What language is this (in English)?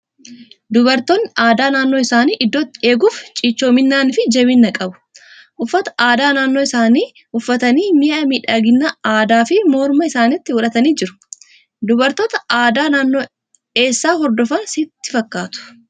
Oromo